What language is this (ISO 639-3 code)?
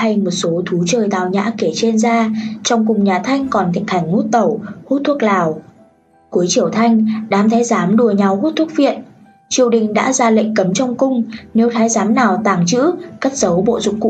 vie